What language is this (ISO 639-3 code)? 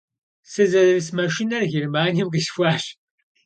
kbd